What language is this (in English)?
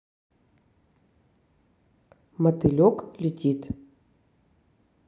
Russian